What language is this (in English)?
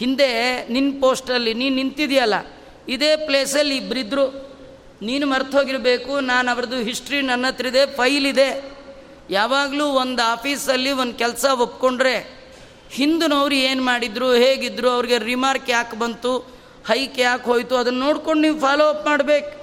Kannada